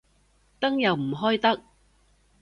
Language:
Cantonese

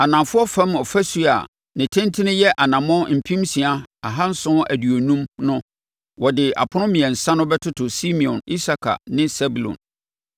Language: Akan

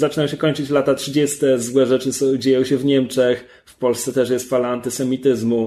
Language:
Polish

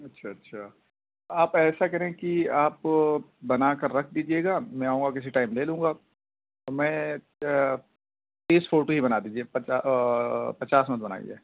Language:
Urdu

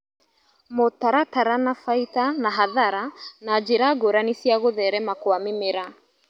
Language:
Kikuyu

